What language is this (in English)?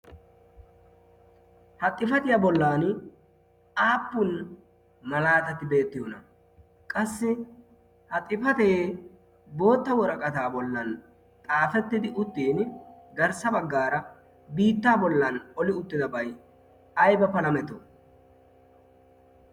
Wolaytta